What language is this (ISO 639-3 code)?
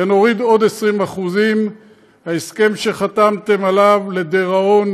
heb